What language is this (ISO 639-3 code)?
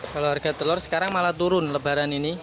ind